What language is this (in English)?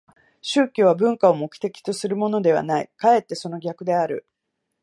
Japanese